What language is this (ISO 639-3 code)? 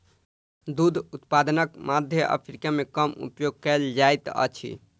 mai